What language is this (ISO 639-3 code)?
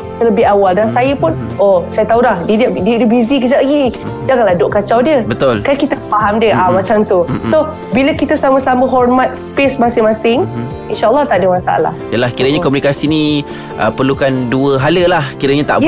msa